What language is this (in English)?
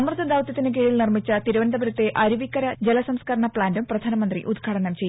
Malayalam